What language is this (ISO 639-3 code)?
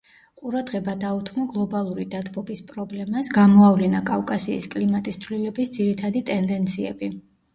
kat